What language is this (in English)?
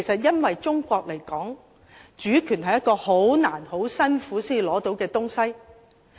Cantonese